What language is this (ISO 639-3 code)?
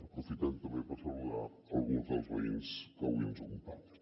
cat